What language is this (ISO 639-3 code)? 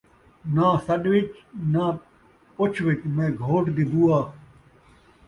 skr